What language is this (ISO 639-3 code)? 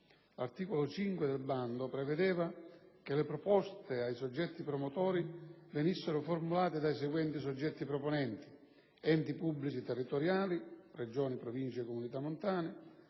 ita